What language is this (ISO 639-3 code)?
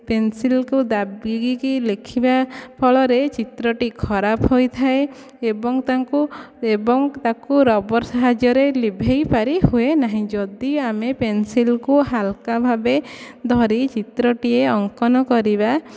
ori